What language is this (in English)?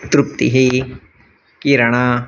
Sanskrit